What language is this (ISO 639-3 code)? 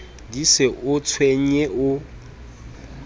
sot